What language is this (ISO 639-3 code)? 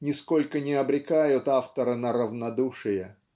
rus